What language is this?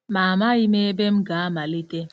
Igbo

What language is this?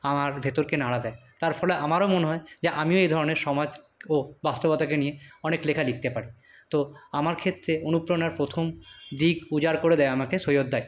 Bangla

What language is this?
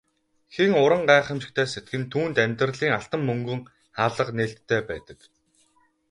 Mongolian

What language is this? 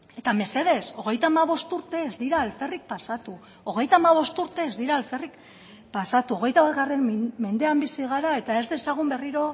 Basque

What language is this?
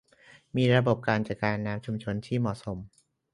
Thai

